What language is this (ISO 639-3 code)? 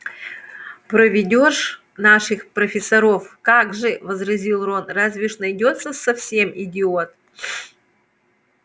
rus